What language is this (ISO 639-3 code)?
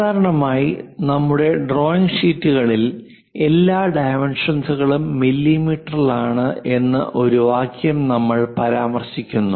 mal